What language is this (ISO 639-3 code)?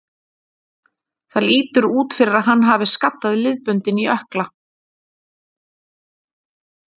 isl